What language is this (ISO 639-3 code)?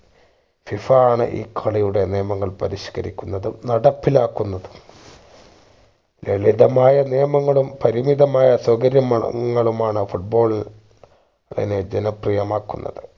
mal